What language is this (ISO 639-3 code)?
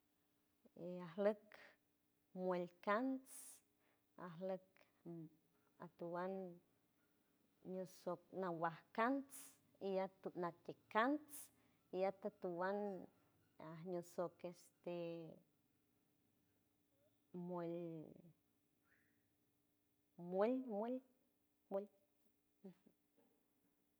hue